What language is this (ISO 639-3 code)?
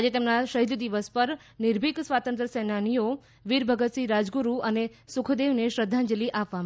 guj